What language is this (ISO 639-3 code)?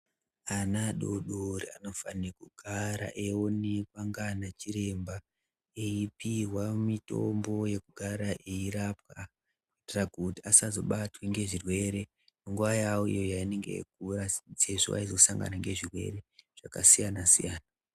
ndc